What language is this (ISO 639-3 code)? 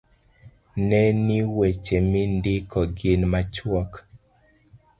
luo